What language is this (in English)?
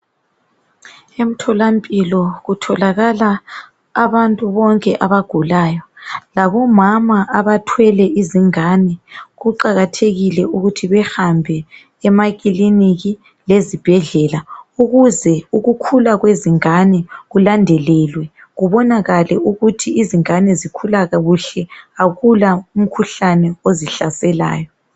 North Ndebele